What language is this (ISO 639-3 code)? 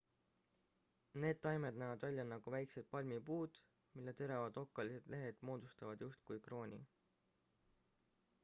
est